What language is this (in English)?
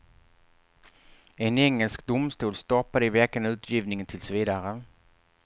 Swedish